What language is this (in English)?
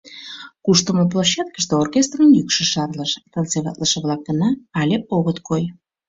Mari